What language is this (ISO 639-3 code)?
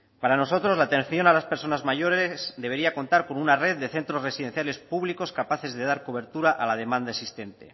spa